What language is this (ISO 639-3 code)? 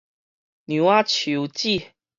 nan